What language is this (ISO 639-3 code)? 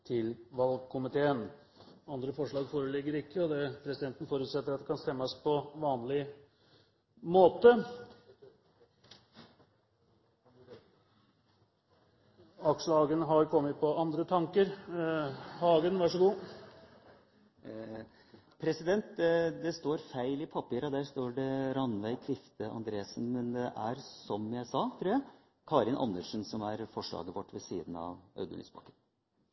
nor